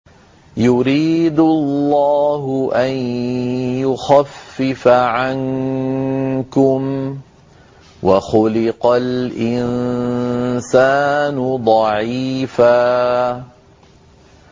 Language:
Arabic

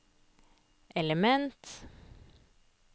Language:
Norwegian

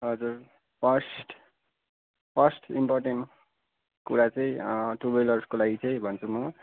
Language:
Nepali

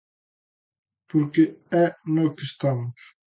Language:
Galician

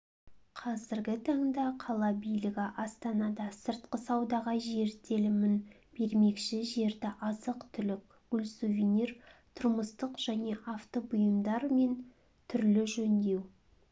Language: Kazakh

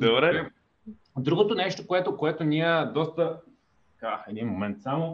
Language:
Bulgarian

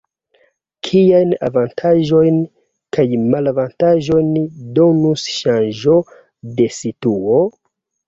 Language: Esperanto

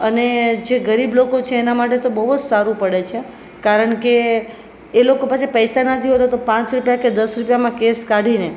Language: Gujarati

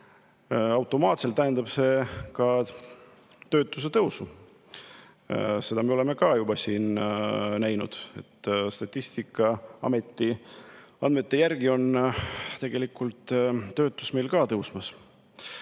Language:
Estonian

